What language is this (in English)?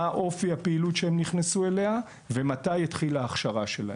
Hebrew